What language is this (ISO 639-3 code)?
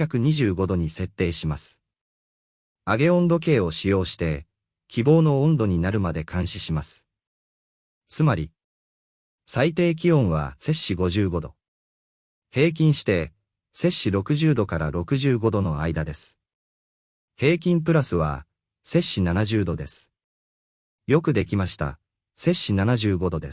jpn